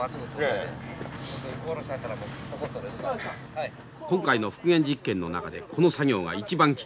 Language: Japanese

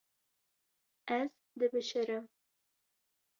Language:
Kurdish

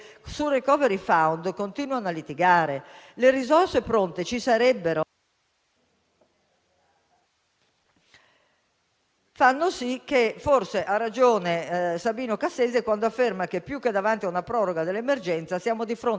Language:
Italian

